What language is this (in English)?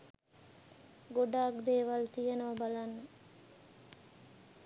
Sinhala